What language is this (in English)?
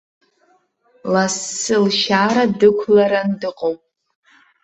Abkhazian